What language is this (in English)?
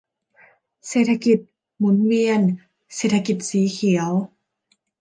Thai